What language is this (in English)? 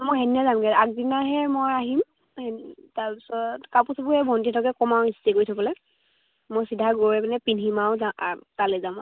Assamese